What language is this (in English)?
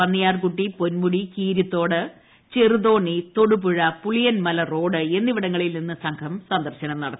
Malayalam